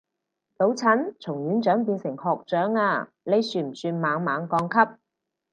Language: Cantonese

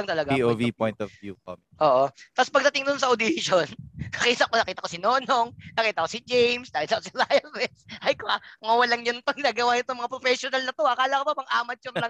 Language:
Filipino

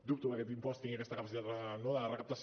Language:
Catalan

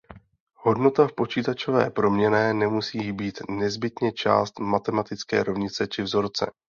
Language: Czech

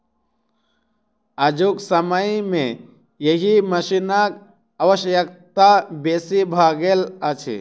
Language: Maithili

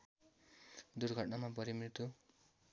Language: Nepali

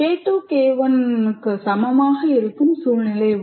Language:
Tamil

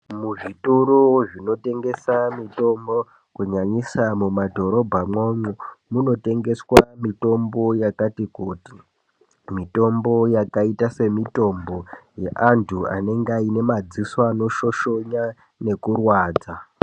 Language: Ndau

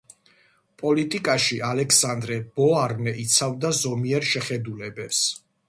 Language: Georgian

